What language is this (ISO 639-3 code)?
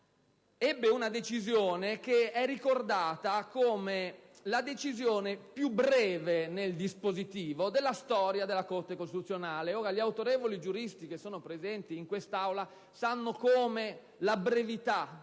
ita